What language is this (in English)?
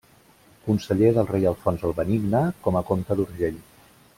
Catalan